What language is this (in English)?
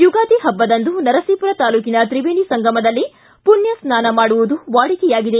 Kannada